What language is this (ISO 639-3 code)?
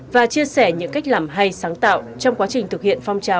vie